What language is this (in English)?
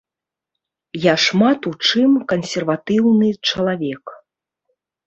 Belarusian